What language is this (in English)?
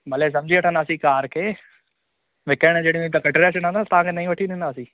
Sindhi